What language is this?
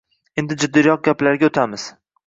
Uzbek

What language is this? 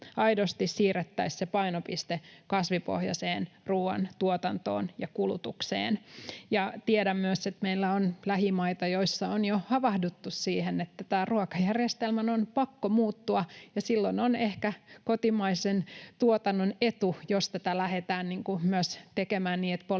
Finnish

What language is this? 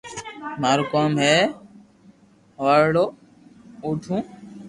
Loarki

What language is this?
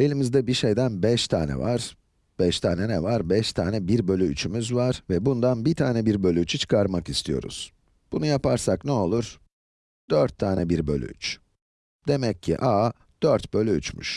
Turkish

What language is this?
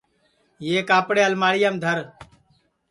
Sansi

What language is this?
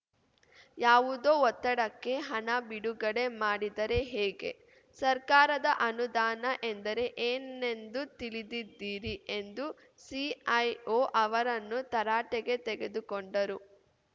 Kannada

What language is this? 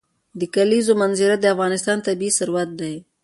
Pashto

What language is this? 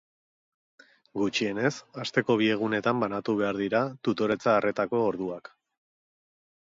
Basque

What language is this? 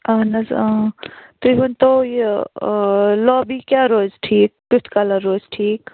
Kashmiri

